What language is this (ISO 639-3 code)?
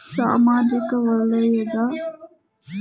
kan